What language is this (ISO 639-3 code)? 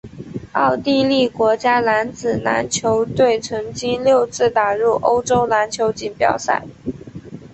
zho